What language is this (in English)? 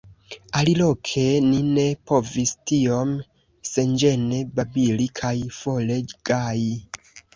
Esperanto